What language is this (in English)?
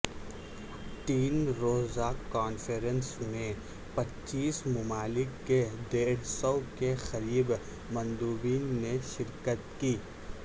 Urdu